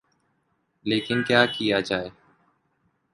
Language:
Urdu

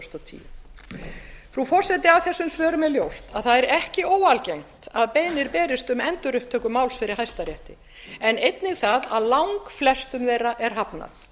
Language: Icelandic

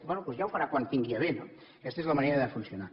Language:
Catalan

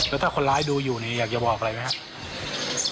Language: Thai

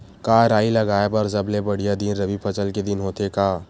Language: Chhattisgarhi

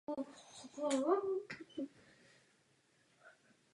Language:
Czech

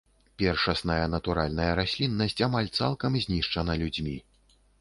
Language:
Belarusian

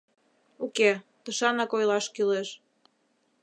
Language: Mari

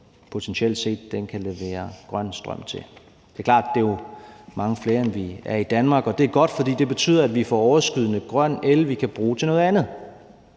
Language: Danish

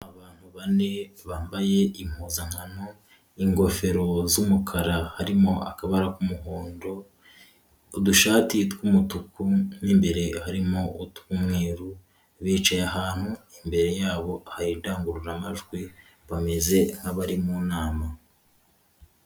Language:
Kinyarwanda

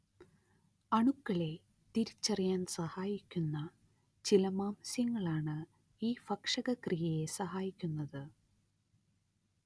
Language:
Malayalam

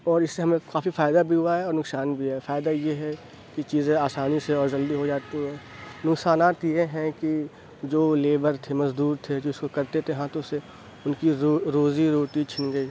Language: Urdu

